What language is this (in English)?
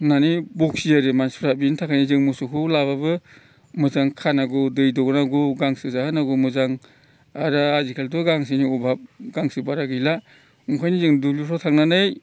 Bodo